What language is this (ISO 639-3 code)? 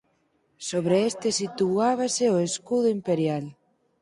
glg